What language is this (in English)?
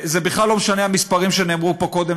Hebrew